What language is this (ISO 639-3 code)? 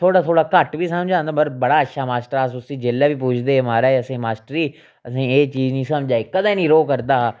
doi